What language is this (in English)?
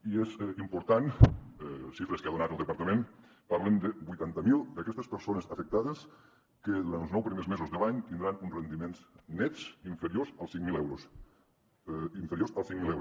Catalan